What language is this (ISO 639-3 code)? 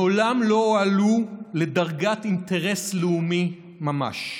heb